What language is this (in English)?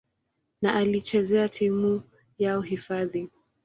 Swahili